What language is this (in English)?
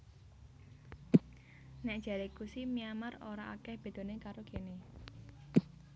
Javanese